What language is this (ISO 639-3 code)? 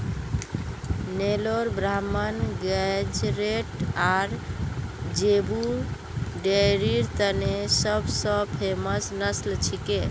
mag